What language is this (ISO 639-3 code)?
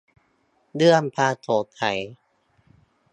tha